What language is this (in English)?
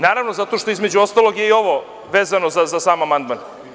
Serbian